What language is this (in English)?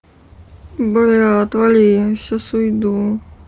Russian